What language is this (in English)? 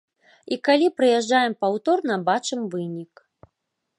Belarusian